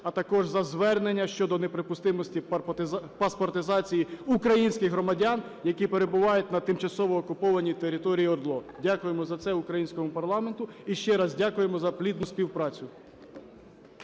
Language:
Ukrainian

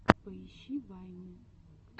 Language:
Russian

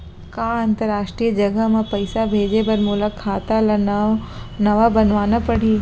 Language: Chhattisgarhi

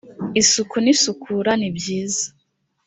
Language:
Kinyarwanda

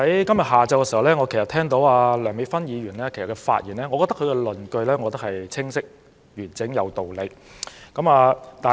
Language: Cantonese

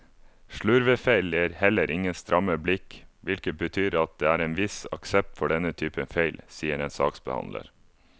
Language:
Norwegian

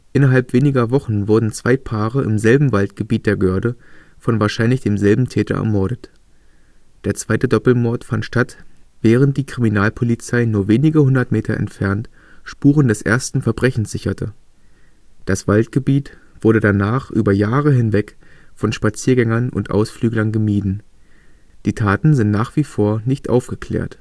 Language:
German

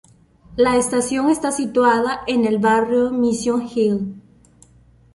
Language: Spanish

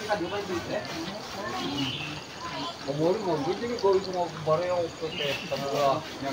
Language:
Indonesian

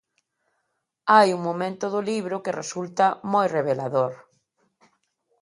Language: Galician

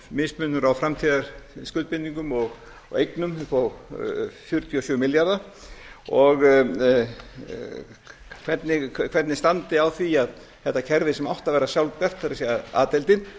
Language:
Icelandic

